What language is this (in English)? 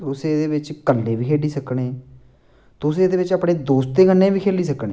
Dogri